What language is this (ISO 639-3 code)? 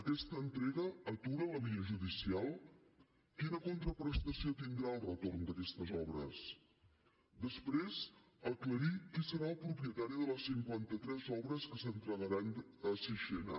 cat